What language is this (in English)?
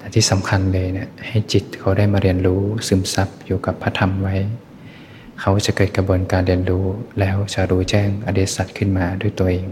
Thai